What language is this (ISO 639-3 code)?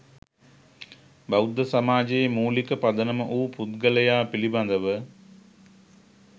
sin